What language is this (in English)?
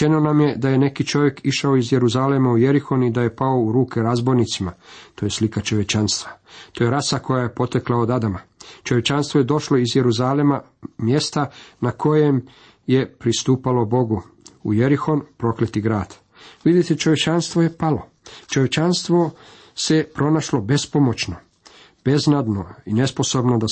Croatian